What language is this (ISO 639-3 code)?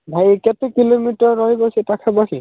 ori